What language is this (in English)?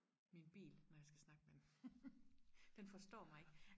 Danish